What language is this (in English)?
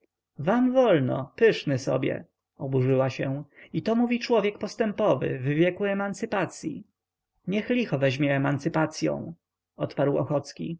Polish